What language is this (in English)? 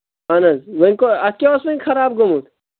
Kashmiri